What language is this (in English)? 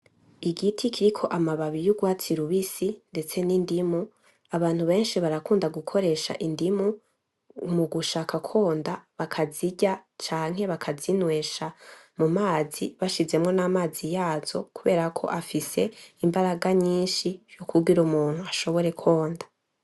Rundi